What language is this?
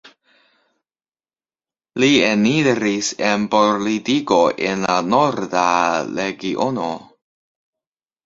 Esperanto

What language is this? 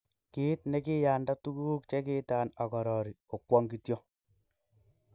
Kalenjin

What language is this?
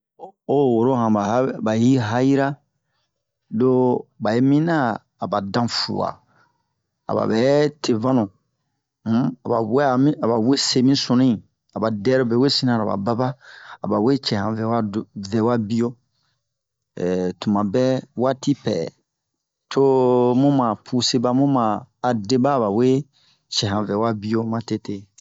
Bomu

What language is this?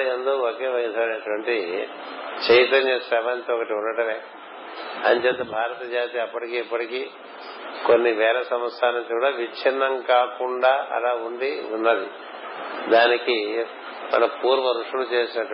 Telugu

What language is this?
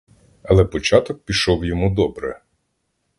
Ukrainian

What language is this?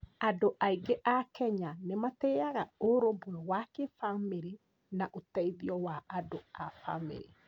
Kikuyu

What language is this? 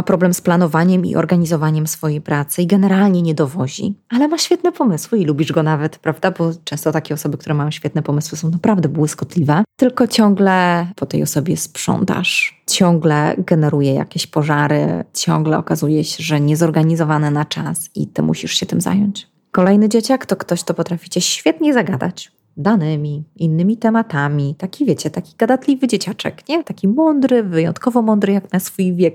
Polish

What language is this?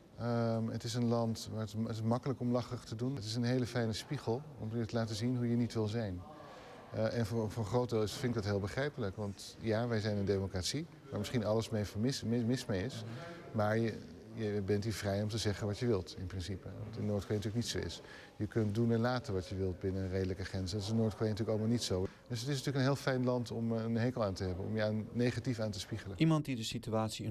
Dutch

